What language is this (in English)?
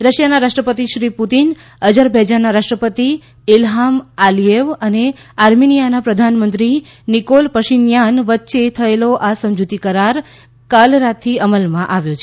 Gujarati